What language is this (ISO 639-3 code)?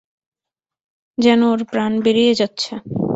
ben